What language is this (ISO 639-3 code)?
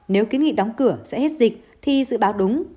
vie